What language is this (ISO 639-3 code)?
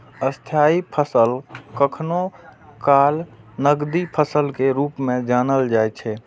mai